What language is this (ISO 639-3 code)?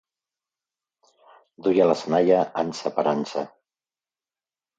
cat